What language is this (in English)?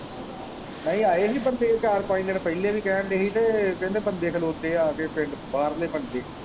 Punjabi